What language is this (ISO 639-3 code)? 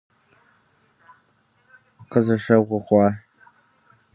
kbd